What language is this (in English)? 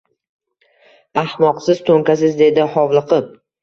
Uzbek